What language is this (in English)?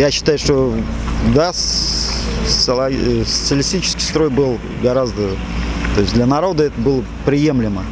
Russian